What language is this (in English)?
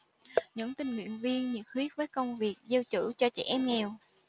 Vietnamese